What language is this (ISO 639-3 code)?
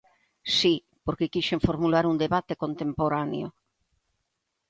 glg